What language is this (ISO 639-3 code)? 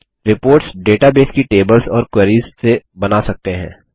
hin